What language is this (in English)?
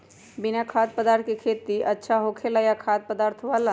Magahi